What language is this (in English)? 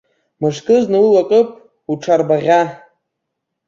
Abkhazian